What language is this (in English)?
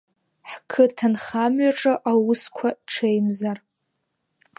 Abkhazian